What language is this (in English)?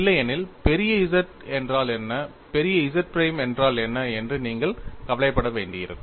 Tamil